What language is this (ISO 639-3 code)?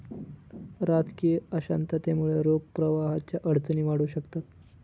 mar